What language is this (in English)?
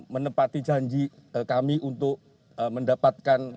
Indonesian